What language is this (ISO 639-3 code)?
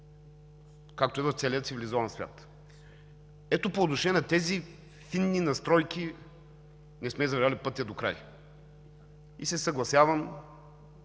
bul